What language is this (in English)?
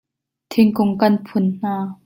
Hakha Chin